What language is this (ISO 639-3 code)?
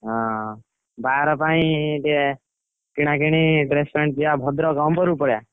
ori